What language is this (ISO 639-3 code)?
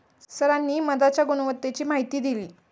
mar